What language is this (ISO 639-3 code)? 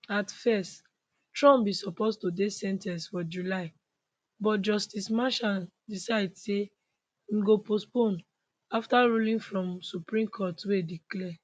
pcm